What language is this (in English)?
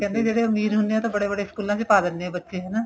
Punjabi